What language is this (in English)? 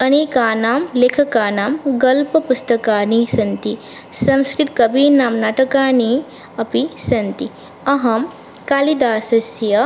Sanskrit